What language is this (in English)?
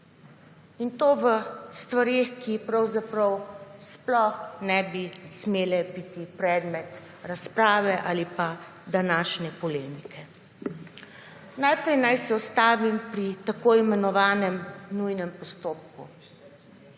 Slovenian